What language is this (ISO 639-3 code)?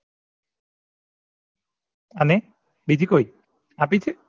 guj